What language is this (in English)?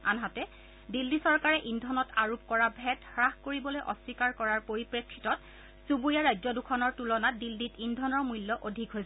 Assamese